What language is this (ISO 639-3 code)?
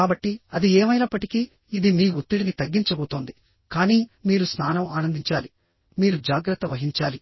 tel